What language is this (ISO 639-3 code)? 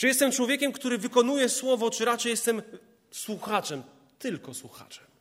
pol